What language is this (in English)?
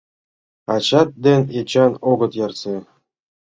Mari